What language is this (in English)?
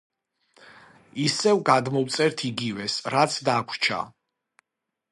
Georgian